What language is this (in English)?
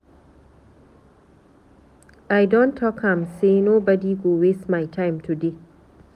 Nigerian Pidgin